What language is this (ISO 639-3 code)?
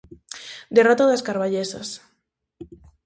glg